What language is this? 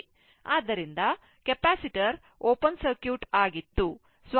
Kannada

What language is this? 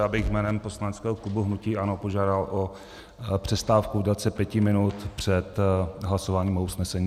Czech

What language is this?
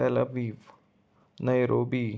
Konkani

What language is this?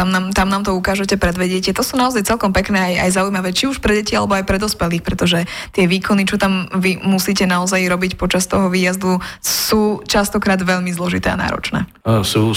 Slovak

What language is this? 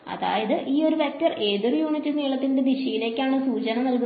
Malayalam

